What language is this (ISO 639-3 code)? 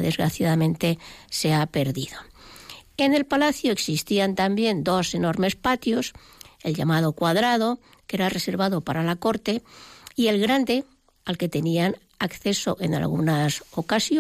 spa